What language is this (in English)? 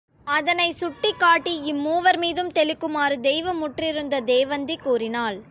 Tamil